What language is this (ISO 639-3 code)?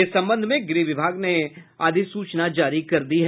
hin